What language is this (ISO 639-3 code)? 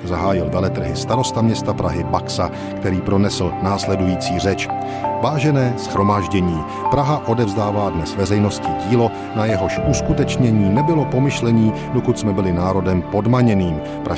ces